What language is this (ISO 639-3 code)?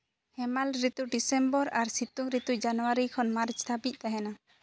sat